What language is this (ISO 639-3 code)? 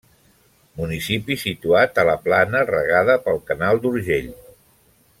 cat